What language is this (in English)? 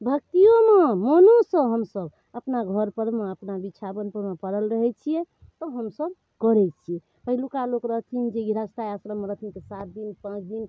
Maithili